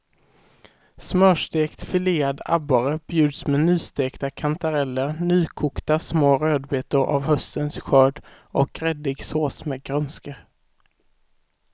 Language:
Swedish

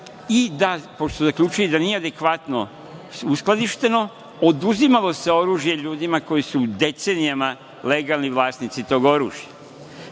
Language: Serbian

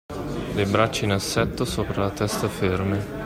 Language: Italian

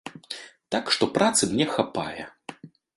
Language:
Belarusian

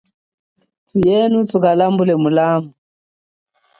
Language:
Chokwe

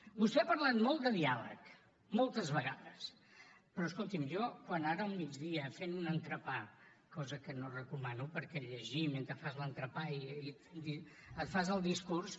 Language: Catalan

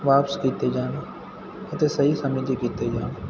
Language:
Punjabi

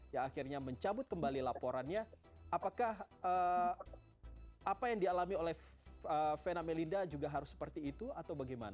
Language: Indonesian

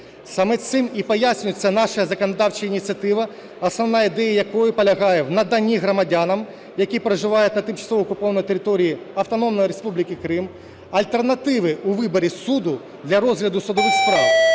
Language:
Ukrainian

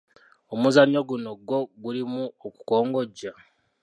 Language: Ganda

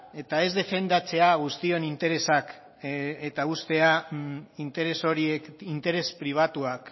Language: Basque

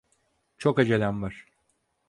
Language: Turkish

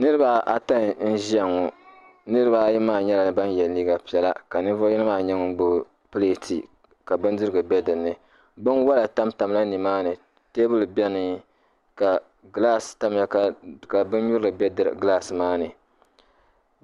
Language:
Dagbani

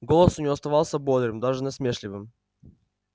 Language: Russian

